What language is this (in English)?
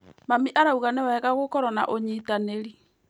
Kikuyu